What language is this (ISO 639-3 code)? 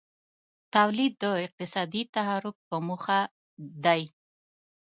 pus